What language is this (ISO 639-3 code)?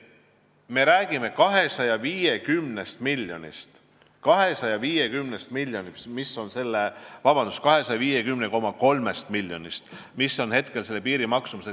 est